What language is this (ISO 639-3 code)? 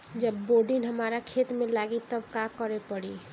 bho